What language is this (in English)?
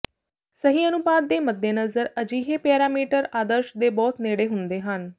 Punjabi